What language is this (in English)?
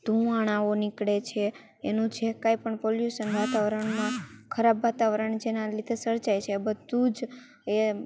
Gujarati